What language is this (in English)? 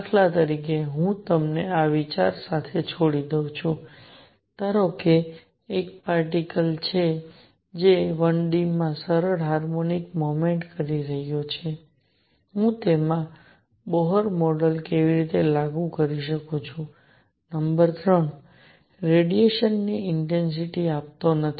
Gujarati